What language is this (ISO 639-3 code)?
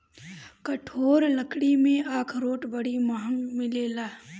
bho